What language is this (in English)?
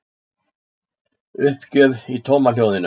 Icelandic